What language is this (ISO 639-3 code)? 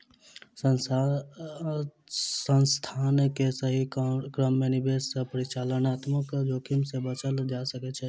mai